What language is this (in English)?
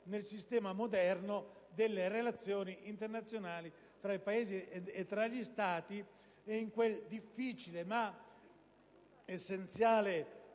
Italian